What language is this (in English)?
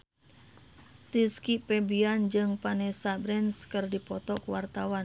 Sundanese